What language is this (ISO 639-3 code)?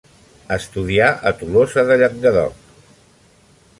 cat